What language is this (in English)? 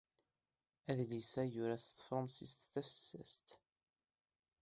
Kabyle